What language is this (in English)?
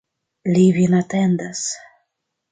Esperanto